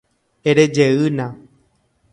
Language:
Guarani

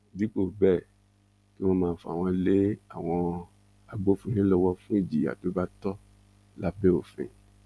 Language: Yoruba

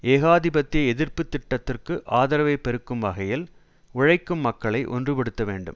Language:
Tamil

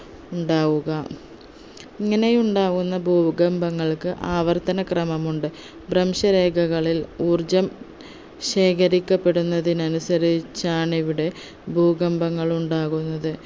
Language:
Malayalam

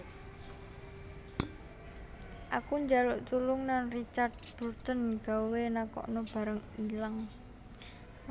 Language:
Javanese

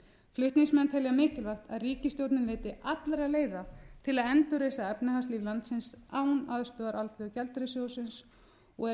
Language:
Icelandic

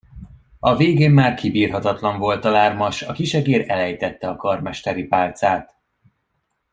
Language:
Hungarian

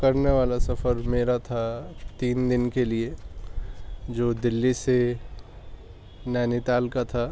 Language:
Urdu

